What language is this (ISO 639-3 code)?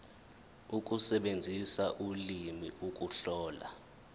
zul